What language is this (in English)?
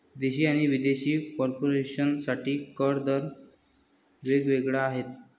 Marathi